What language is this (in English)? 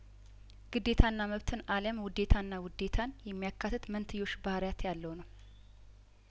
Amharic